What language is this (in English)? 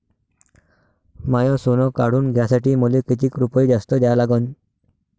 Marathi